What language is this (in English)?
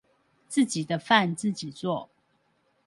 Chinese